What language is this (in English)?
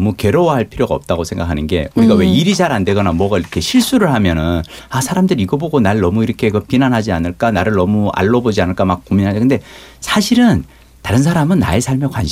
Korean